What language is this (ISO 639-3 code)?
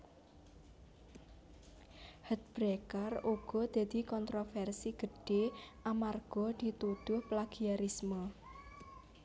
jav